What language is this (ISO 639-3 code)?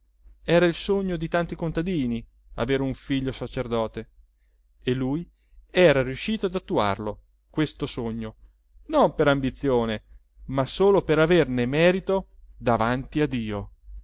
ita